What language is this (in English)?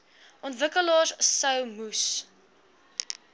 Afrikaans